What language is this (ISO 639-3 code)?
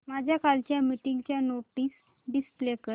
mar